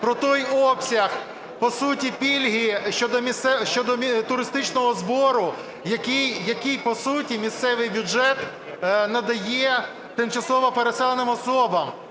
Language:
Ukrainian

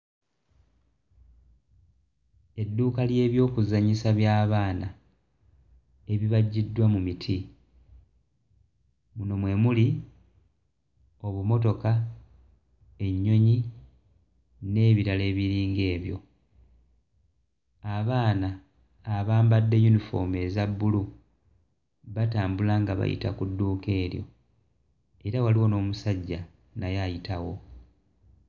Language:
Ganda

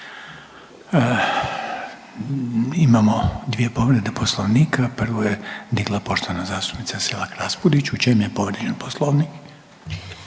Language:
Croatian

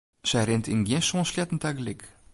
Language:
Western Frisian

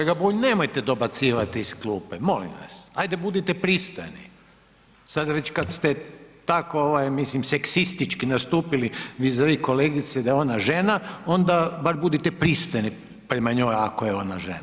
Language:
Croatian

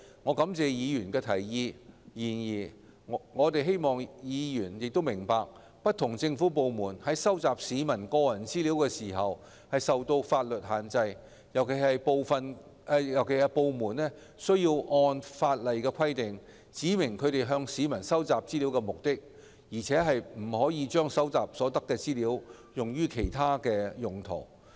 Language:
Cantonese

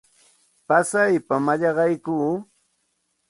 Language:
Santa Ana de Tusi Pasco Quechua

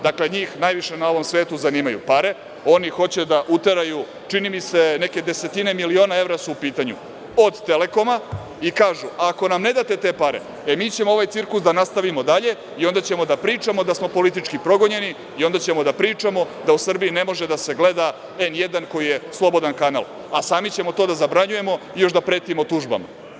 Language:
Serbian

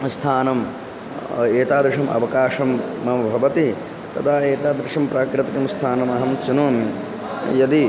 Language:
Sanskrit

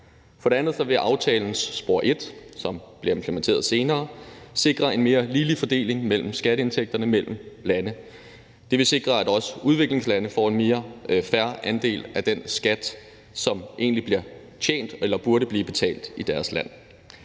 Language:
Danish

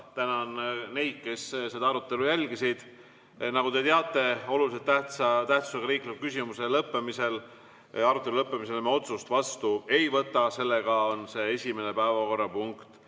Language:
Estonian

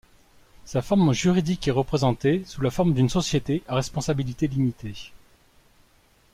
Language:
French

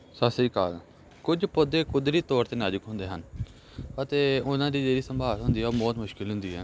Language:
Punjabi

